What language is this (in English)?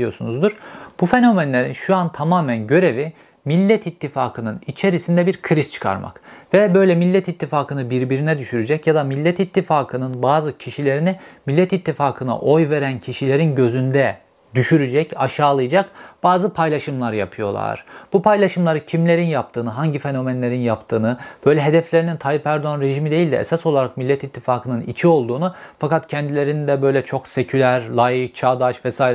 Turkish